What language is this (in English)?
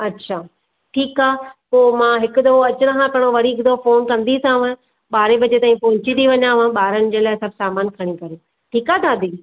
Sindhi